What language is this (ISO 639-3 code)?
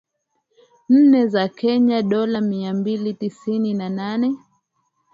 swa